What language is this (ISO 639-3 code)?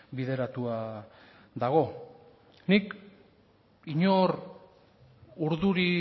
eus